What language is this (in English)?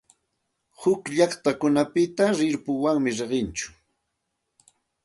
Santa Ana de Tusi Pasco Quechua